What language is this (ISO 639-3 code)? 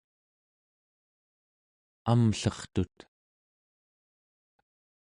esu